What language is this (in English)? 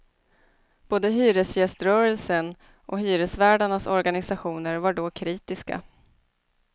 Swedish